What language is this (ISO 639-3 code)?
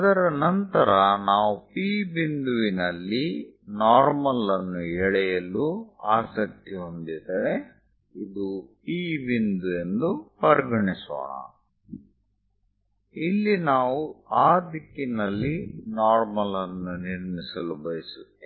kan